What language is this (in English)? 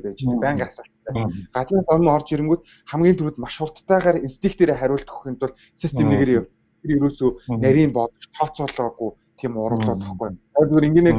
Korean